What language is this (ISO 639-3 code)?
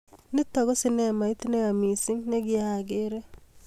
kln